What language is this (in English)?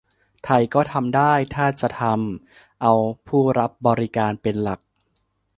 Thai